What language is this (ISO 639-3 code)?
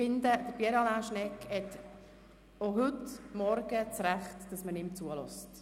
gsw